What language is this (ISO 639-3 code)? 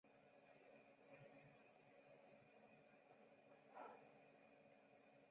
zho